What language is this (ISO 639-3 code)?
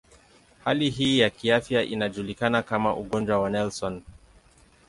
swa